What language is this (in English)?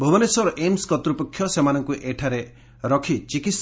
Odia